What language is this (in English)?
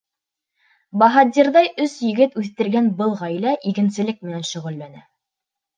Bashkir